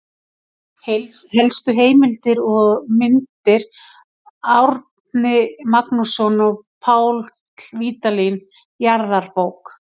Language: Icelandic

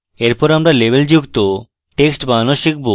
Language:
Bangla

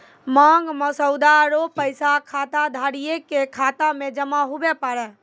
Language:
Maithili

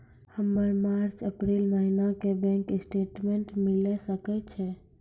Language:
Maithili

